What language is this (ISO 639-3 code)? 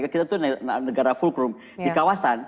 ind